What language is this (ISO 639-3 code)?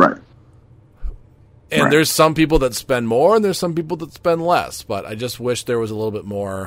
eng